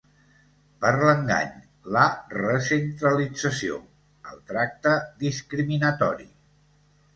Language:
Catalan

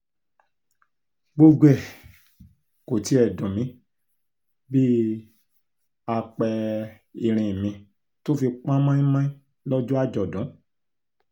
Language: Yoruba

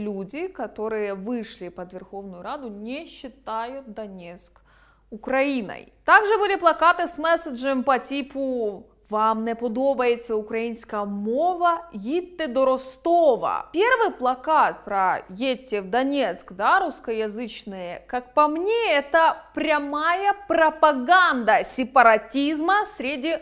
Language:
Russian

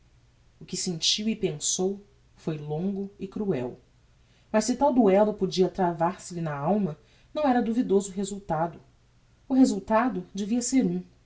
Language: Portuguese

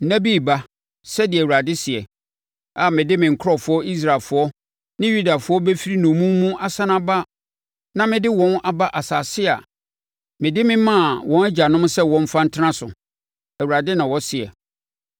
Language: Akan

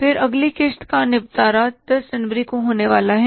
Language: Hindi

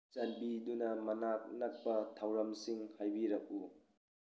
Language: Manipuri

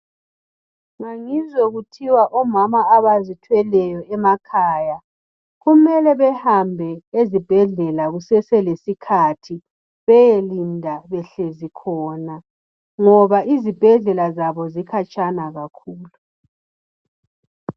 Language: North Ndebele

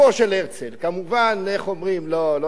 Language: Hebrew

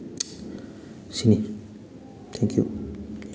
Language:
Manipuri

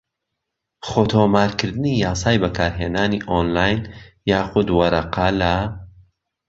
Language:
Central Kurdish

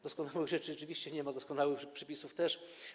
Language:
Polish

